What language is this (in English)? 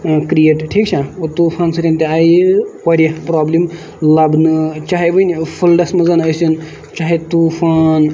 Kashmiri